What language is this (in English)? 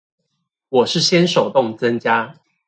Chinese